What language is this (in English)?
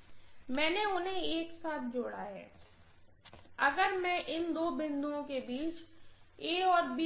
Hindi